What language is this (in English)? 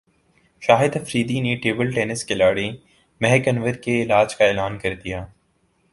Urdu